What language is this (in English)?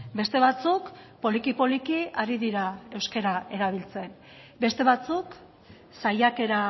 Basque